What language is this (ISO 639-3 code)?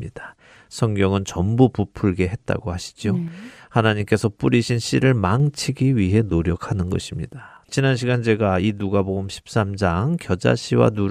kor